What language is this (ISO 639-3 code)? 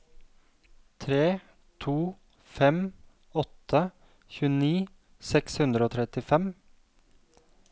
nor